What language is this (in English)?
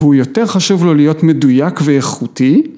Hebrew